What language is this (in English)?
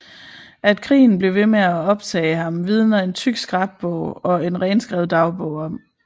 Danish